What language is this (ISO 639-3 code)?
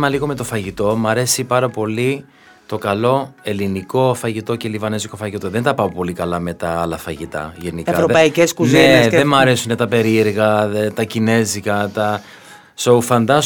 ell